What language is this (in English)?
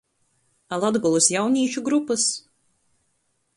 Latgalian